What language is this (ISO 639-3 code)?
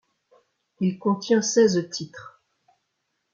fra